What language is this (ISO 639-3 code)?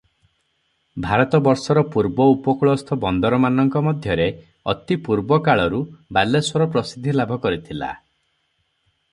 ori